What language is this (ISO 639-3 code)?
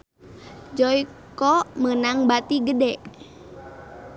sun